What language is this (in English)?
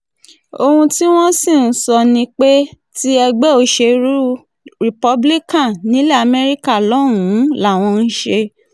Yoruba